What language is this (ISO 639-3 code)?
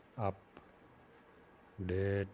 pan